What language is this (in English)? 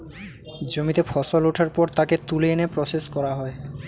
Bangla